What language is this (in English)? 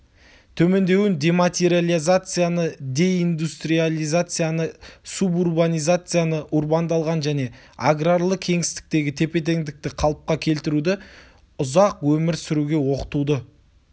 Kazakh